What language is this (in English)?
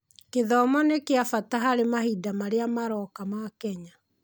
Kikuyu